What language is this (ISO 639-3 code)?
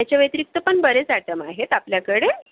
mar